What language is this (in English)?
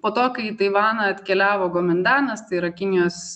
Lithuanian